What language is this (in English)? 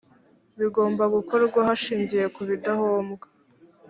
Kinyarwanda